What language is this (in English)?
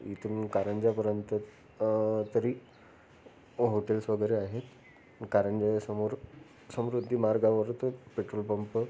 Marathi